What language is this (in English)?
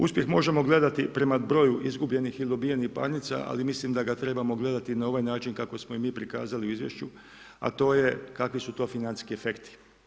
Croatian